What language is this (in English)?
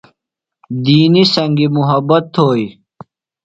Phalura